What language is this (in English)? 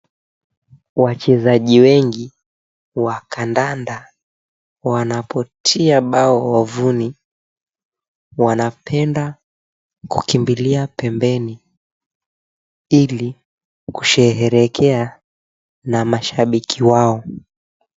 Swahili